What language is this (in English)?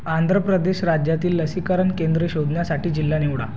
Marathi